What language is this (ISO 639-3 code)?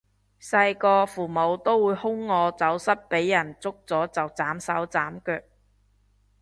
yue